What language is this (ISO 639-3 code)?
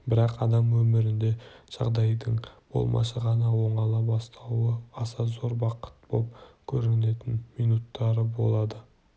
kaz